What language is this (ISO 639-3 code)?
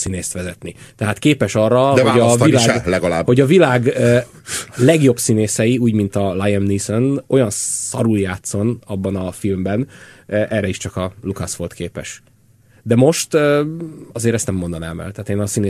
hun